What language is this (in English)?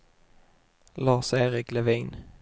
Swedish